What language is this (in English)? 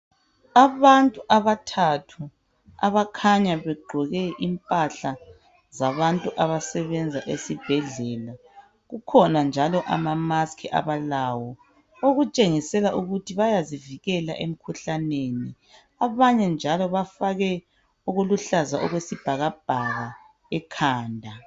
North Ndebele